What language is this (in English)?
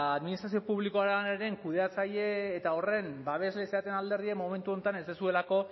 Basque